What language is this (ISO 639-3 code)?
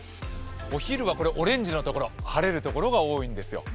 jpn